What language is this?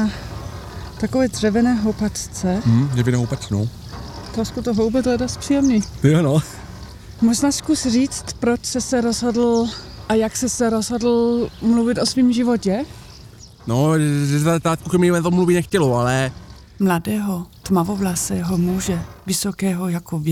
Czech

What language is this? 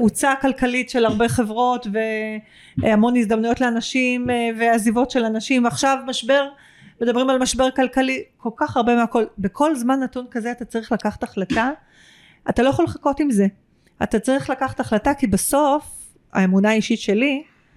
Hebrew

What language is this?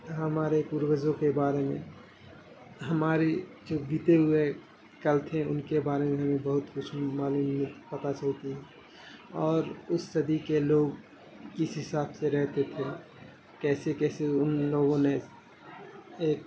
Urdu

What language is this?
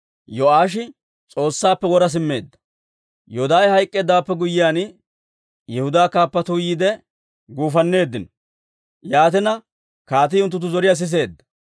Dawro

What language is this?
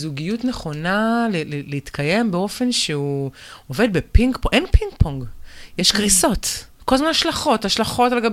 Hebrew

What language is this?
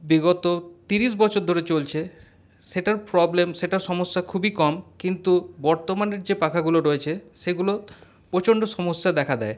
Bangla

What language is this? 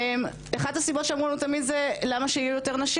Hebrew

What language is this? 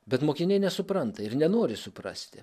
Lithuanian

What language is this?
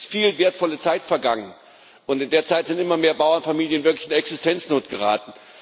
German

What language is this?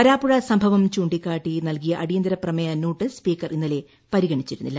Malayalam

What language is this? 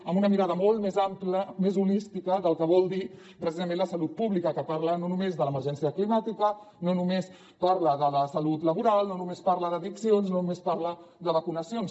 Catalan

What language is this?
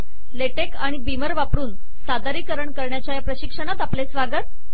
Marathi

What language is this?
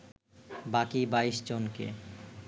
Bangla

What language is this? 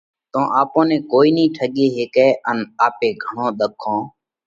Parkari Koli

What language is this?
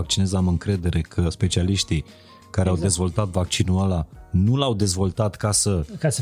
Romanian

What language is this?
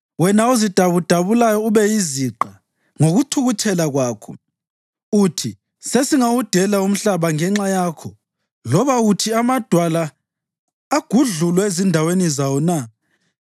North Ndebele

